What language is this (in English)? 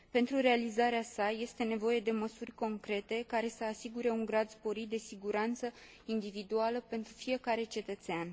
Romanian